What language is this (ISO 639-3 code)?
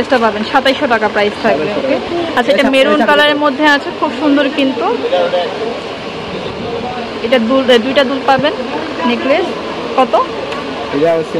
ron